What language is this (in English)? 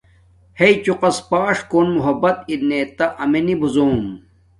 Domaaki